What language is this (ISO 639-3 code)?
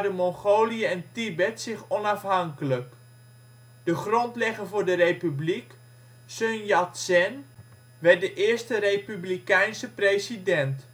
nld